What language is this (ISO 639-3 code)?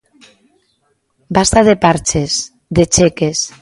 glg